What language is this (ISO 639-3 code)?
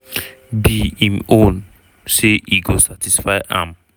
pcm